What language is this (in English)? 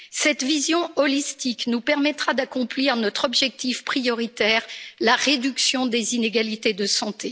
French